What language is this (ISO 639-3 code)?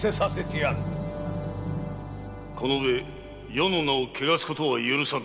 jpn